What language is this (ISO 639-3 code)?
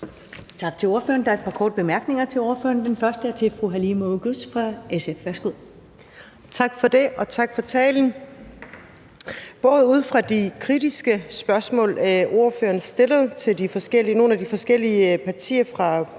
dan